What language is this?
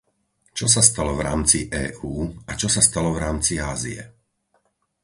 Slovak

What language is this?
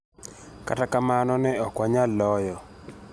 Luo (Kenya and Tanzania)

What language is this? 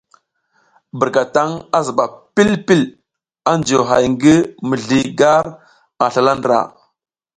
South Giziga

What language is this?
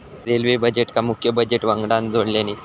Marathi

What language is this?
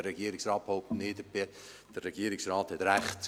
Swiss German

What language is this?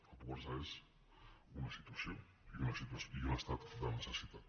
Catalan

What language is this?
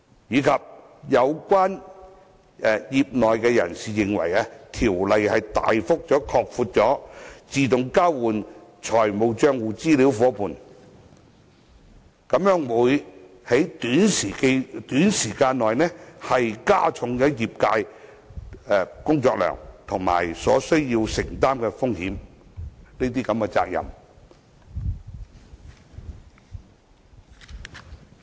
Cantonese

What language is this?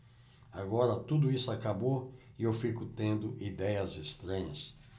Portuguese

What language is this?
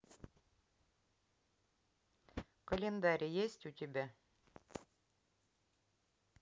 Russian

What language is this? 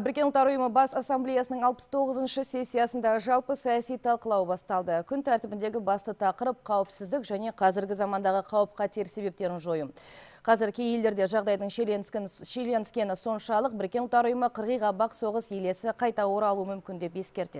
Turkish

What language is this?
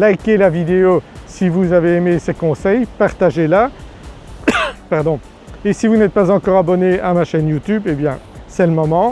French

